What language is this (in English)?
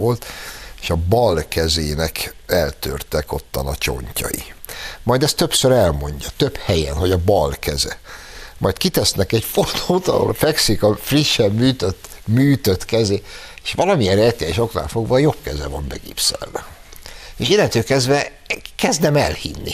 Hungarian